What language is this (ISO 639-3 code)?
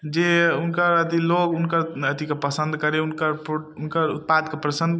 mai